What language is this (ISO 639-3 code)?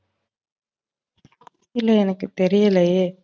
tam